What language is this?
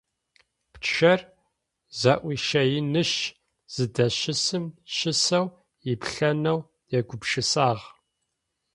Adyghe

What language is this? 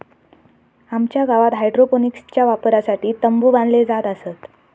Marathi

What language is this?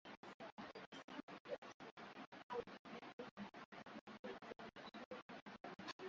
Swahili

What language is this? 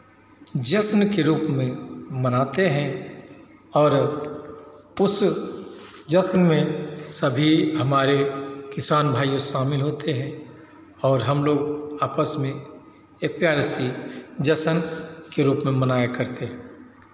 Hindi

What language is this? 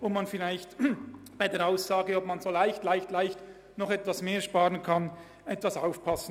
Swiss German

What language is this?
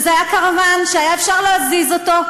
Hebrew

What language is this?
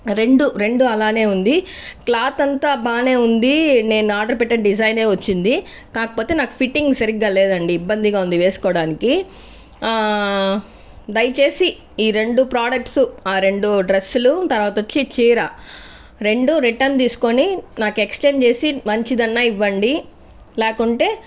Telugu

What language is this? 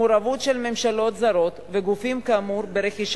Hebrew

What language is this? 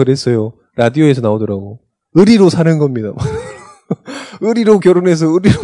Korean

